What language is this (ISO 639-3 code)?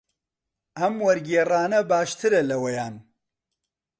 ckb